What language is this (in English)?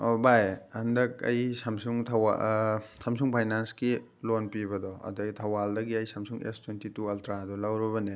Manipuri